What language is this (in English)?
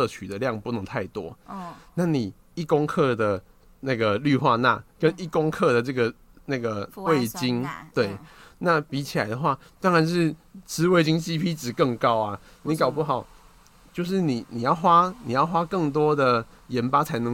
Chinese